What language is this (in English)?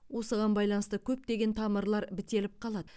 Kazakh